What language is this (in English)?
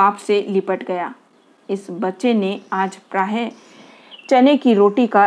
Hindi